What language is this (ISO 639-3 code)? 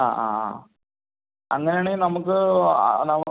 mal